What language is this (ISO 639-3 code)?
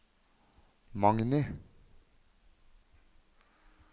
nor